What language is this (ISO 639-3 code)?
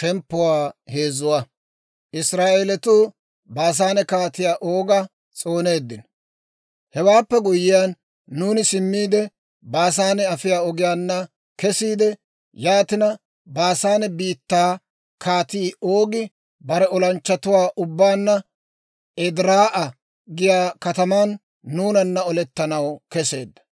dwr